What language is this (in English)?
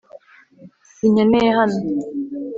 Kinyarwanda